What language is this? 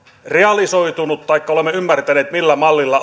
Finnish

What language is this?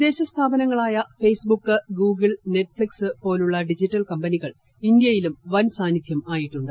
Malayalam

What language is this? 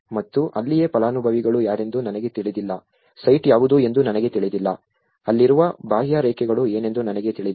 Kannada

